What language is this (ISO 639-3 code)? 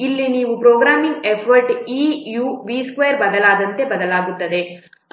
kan